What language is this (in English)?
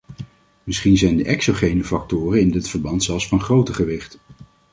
Dutch